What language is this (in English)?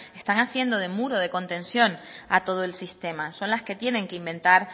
Spanish